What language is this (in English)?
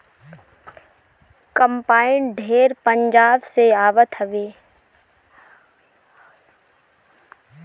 Bhojpuri